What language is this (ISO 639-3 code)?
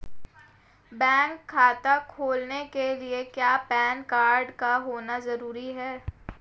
hin